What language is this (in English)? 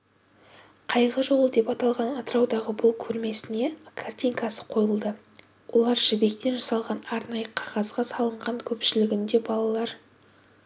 Kazakh